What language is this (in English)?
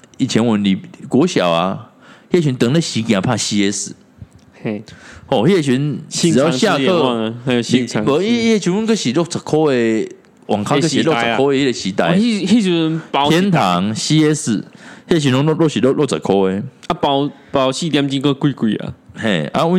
Chinese